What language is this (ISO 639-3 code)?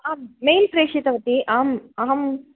san